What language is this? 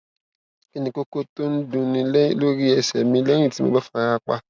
Yoruba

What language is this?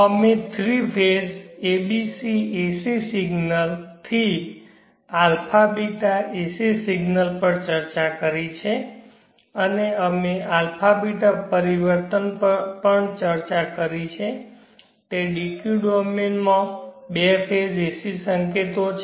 Gujarati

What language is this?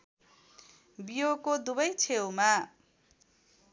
Nepali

